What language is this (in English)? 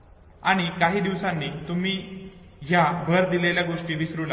Marathi